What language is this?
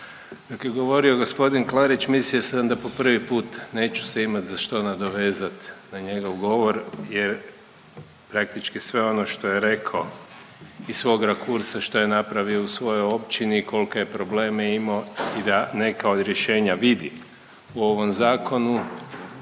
Croatian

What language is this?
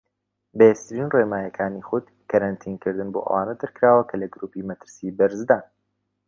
Central Kurdish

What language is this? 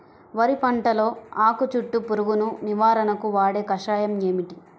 Telugu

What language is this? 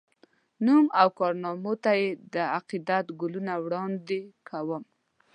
Pashto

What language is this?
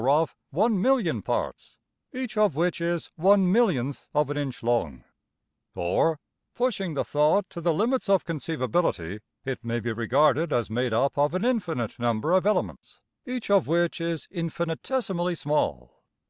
English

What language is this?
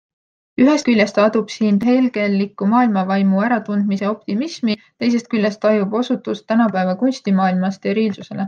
Estonian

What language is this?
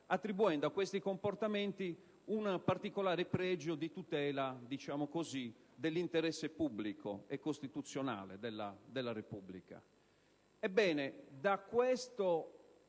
Italian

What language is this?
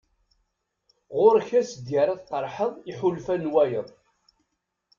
Kabyle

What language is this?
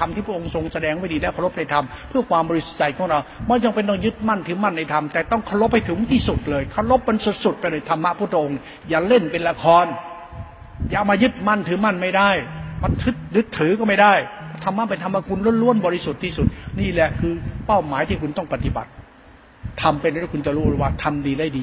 Thai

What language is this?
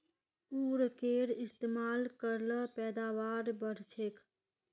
Magahi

